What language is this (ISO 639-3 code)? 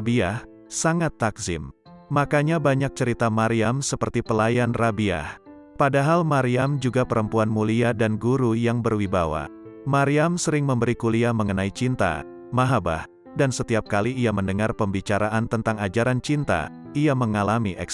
ind